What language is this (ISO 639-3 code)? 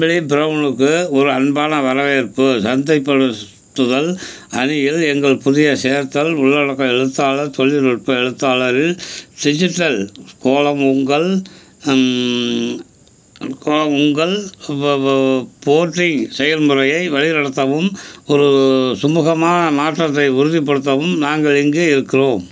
tam